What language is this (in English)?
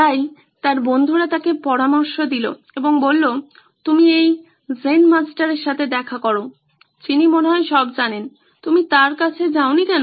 Bangla